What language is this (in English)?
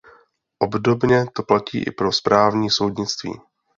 Czech